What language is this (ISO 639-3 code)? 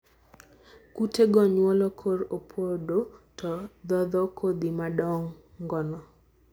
luo